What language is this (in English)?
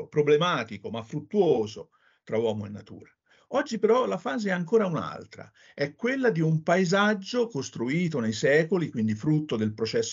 Italian